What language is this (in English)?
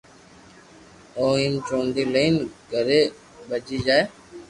Loarki